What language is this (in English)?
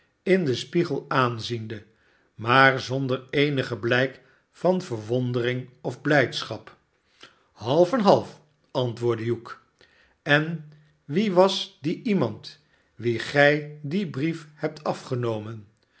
Dutch